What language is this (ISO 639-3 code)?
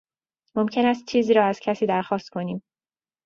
fas